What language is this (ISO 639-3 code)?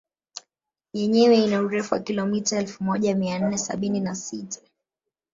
swa